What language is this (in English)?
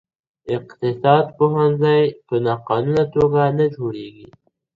Pashto